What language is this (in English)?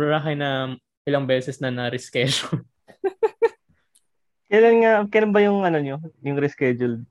Filipino